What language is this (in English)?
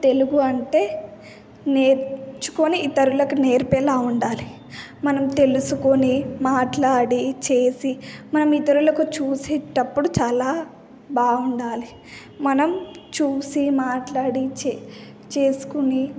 Telugu